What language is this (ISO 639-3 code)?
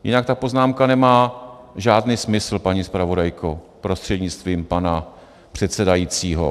ces